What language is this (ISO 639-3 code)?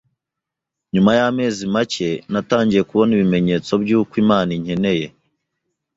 kin